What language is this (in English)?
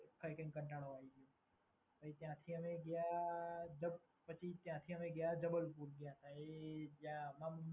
Gujarati